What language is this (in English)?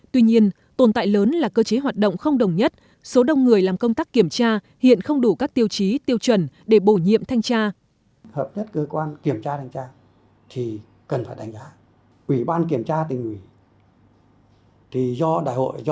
Vietnamese